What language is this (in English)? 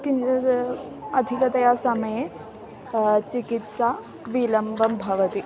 Sanskrit